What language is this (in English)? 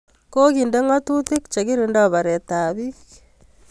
Kalenjin